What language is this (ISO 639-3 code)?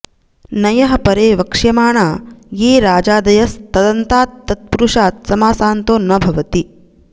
san